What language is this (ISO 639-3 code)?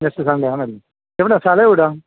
mal